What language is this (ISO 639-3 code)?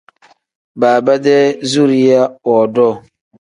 kdh